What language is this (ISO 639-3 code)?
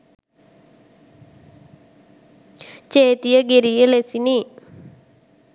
sin